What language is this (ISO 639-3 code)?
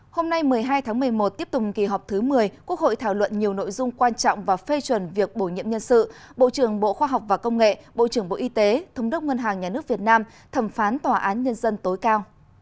vie